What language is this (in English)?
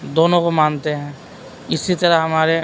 Urdu